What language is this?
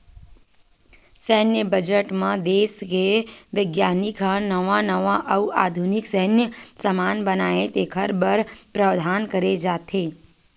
Chhattisgarhi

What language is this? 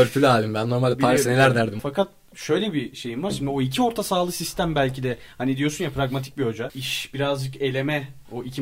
Turkish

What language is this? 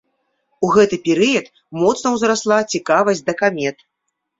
Belarusian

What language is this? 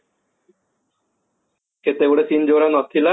Odia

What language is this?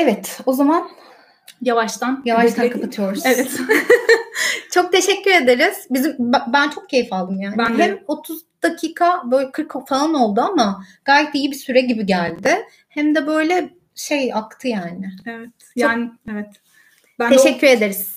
Turkish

